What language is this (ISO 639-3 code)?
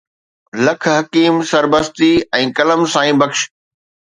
snd